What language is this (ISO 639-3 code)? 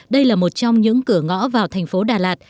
vie